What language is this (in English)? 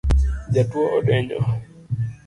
Luo (Kenya and Tanzania)